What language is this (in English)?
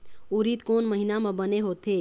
Chhattisgarhi